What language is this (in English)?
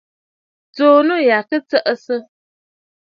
Bafut